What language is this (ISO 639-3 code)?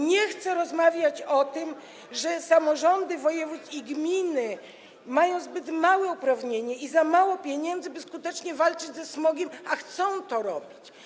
pol